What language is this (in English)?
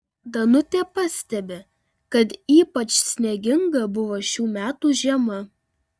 Lithuanian